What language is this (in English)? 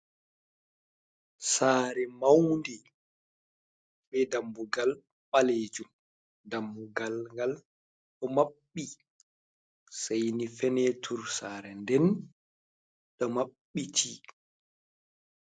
Fula